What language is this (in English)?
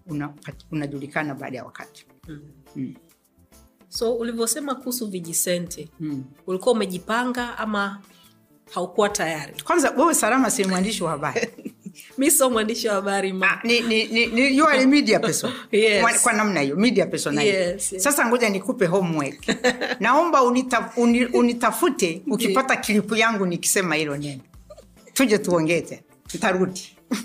Swahili